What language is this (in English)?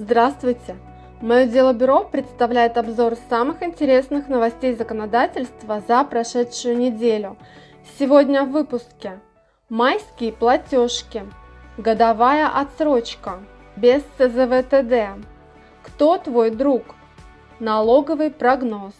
Russian